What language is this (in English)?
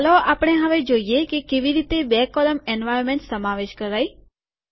Gujarati